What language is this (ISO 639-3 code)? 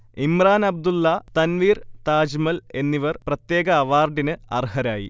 mal